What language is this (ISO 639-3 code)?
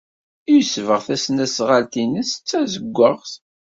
kab